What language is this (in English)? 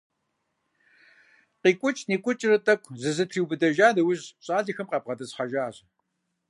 Kabardian